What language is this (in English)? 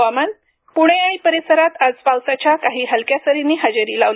Marathi